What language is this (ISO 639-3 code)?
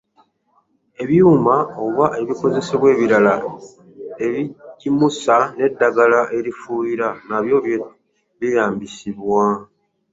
lug